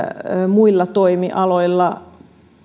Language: Finnish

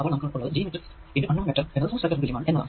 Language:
Malayalam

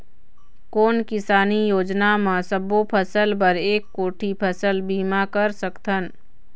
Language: Chhattisgarhi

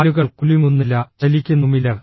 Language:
Malayalam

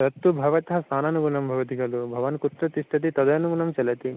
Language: Sanskrit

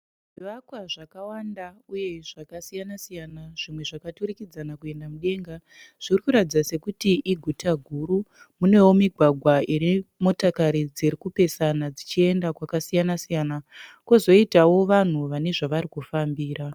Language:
Shona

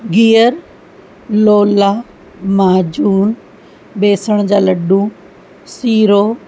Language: Sindhi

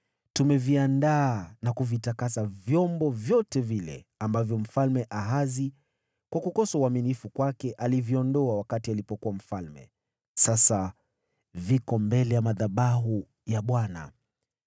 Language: Swahili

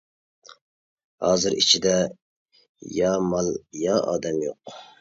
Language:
Uyghur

